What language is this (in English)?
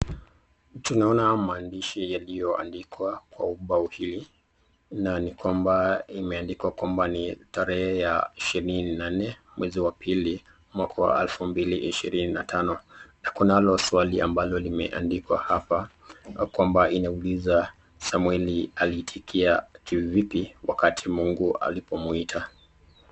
Swahili